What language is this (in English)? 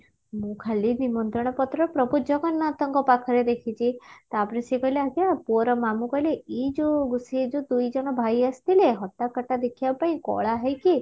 Odia